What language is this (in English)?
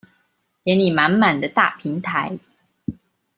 Chinese